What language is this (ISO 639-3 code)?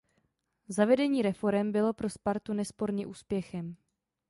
ces